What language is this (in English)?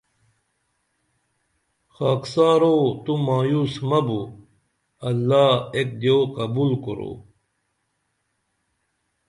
Dameli